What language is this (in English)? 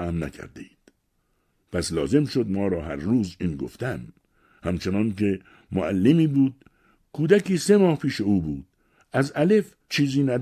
Persian